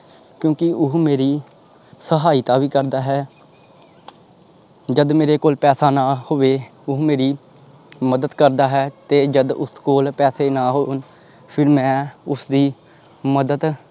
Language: Punjabi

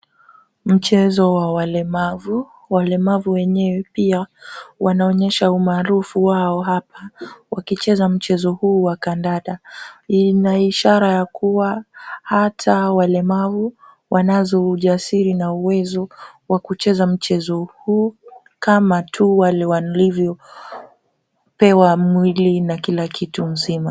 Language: Swahili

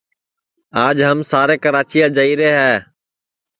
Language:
Sansi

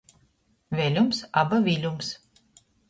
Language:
Latgalian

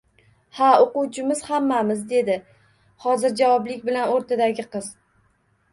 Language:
Uzbek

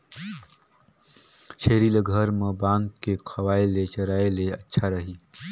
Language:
Chhattisgarhi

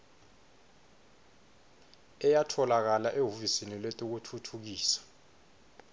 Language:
Swati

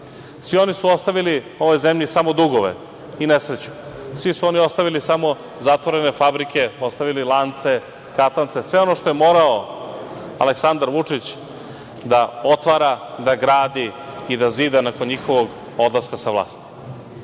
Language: Serbian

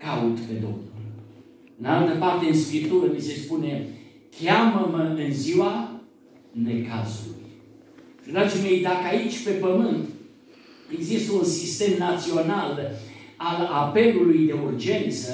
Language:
Romanian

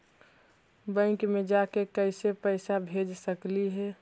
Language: Magahi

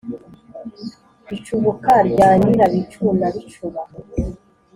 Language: Kinyarwanda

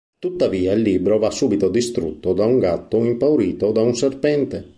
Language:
Italian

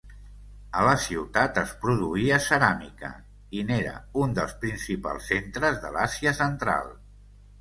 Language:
Catalan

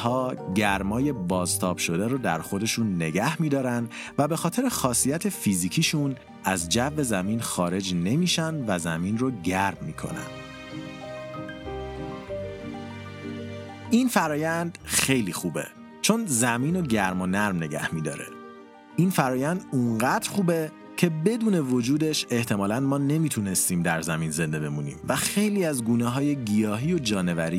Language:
Persian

